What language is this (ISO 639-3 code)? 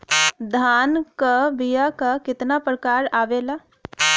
bho